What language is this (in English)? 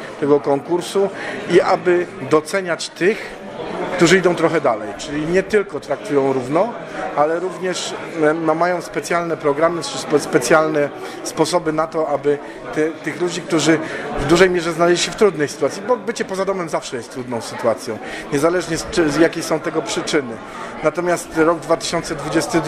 Polish